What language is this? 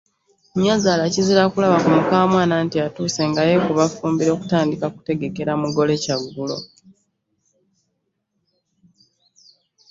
Ganda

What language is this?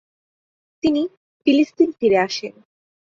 Bangla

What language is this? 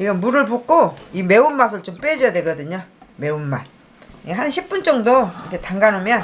Korean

